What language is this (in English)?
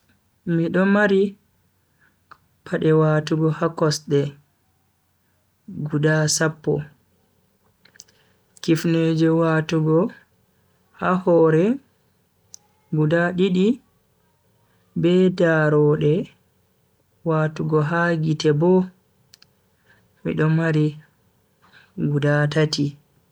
Bagirmi Fulfulde